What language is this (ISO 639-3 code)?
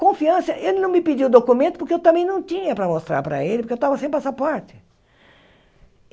por